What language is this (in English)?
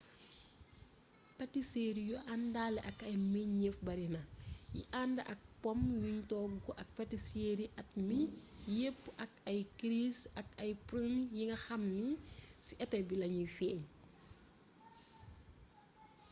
Wolof